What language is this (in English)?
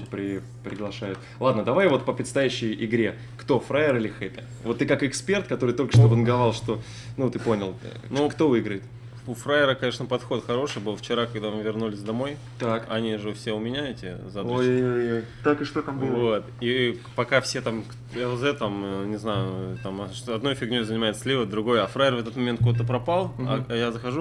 Russian